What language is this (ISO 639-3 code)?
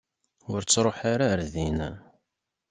kab